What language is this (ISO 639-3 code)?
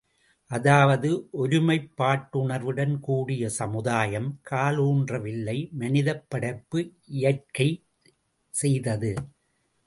tam